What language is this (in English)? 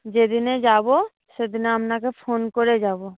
Bangla